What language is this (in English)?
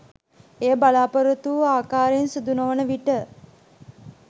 Sinhala